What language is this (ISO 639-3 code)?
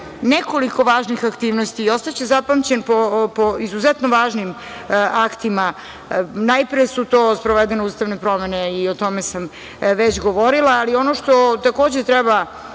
srp